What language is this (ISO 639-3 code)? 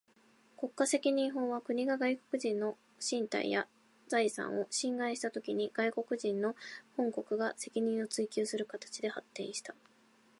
jpn